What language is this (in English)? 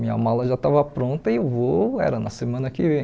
Portuguese